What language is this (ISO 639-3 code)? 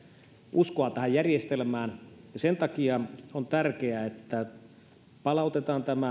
fin